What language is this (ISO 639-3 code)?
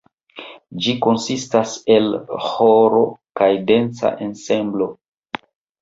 epo